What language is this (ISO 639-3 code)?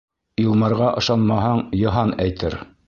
bak